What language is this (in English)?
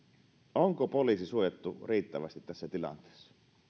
Finnish